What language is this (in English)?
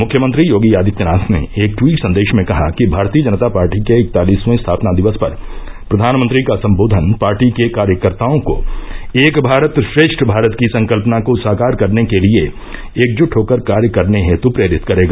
Hindi